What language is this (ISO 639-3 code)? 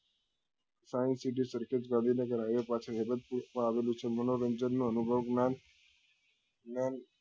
guj